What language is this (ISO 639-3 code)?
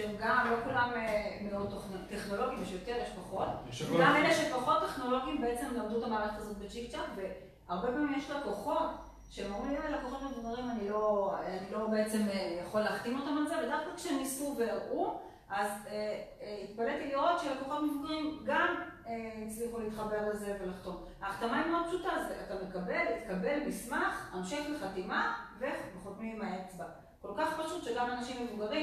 heb